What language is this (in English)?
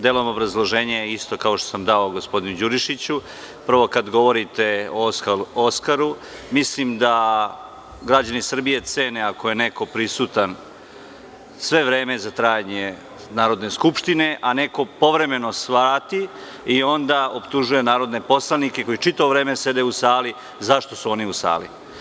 Serbian